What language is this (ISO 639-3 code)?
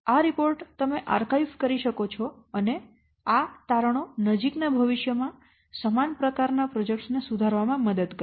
guj